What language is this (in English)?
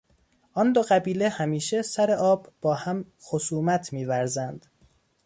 Persian